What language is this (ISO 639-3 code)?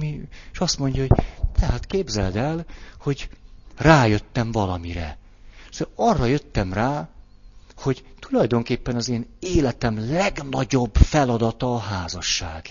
hun